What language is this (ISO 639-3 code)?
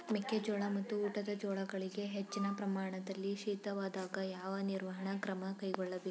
kan